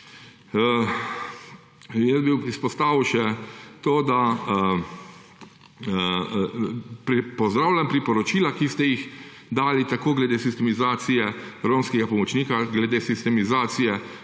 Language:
Slovenian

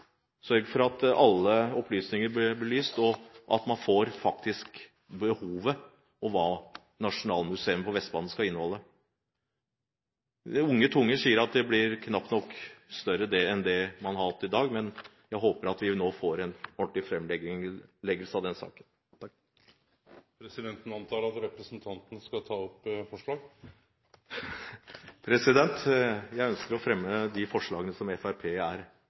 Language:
Norwegian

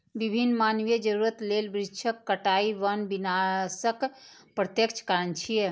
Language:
Maithili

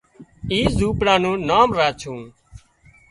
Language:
Wadiyara Koli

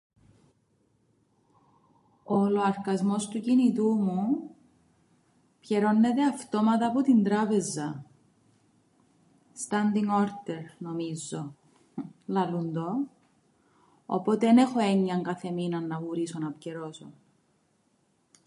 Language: Greek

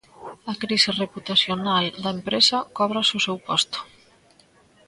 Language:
Galician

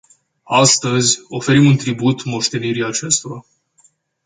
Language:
Romanian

